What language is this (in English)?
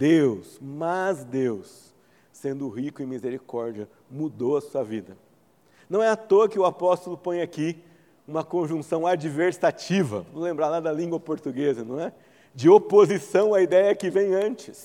Portuguese